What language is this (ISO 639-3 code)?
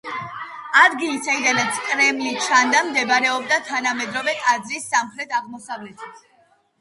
kat